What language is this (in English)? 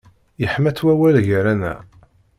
Kabyle